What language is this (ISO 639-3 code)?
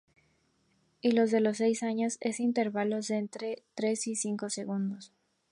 spa